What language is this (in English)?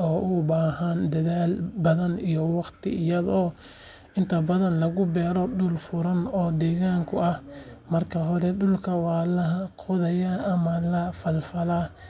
Somali